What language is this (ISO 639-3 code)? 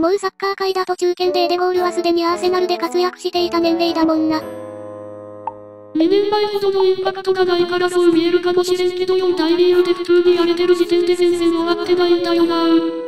jpn